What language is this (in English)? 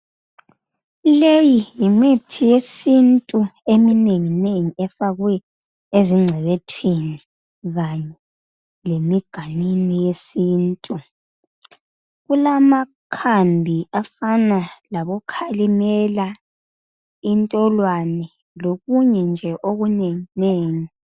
North Ndebele